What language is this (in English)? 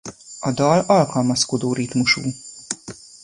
Hungarian